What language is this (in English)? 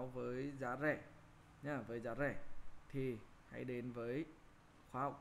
Vietnamese